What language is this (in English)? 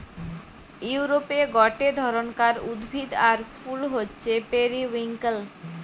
Bangla